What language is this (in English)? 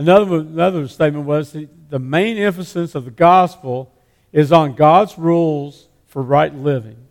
English